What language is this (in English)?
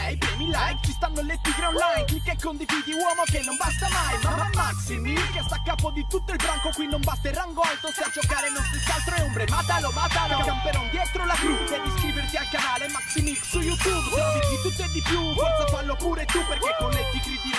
Italian